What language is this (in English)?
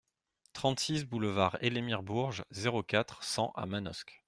French